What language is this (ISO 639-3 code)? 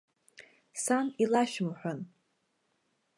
abk